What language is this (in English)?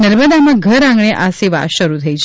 Gujarati